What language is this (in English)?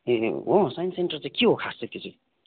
Nepali